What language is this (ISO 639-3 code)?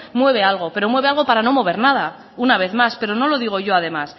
spa